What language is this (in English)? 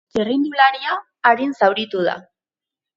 Basque